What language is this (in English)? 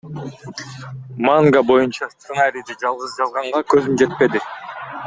Kyrgyz